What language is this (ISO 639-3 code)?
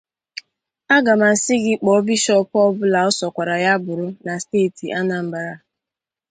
ibo